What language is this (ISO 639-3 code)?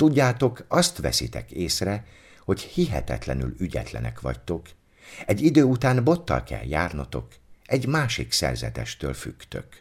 hun